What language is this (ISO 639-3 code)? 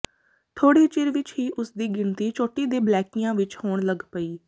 pan